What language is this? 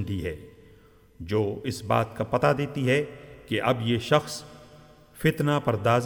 Urdu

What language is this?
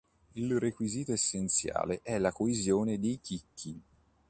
Italian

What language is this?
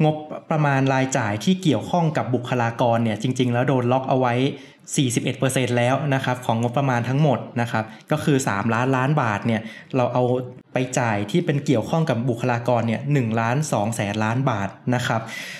Thai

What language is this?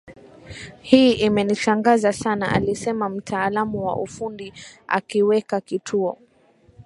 Swahili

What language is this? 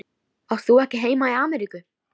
Icelandic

